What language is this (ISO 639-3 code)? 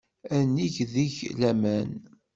kab